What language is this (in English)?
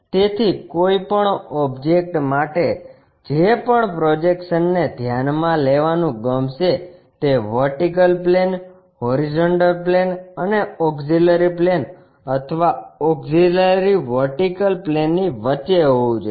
Gujarati